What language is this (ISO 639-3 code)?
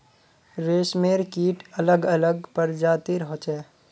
mag